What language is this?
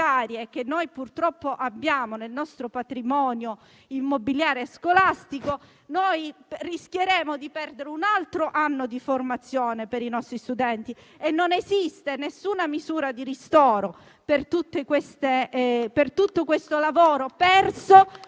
Italian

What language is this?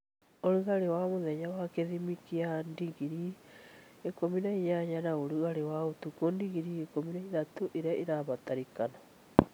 Kikuyu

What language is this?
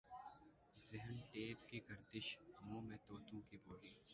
Urdu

